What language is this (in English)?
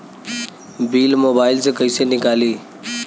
Bhojpuri